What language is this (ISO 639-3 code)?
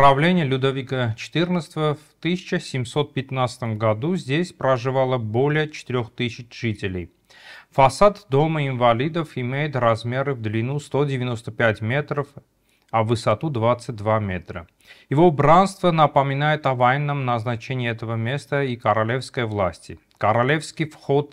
rus